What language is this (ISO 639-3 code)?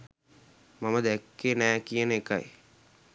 sin